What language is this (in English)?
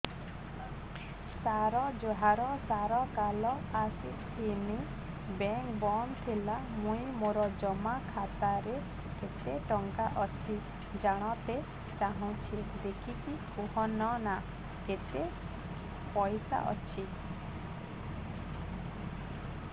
Odia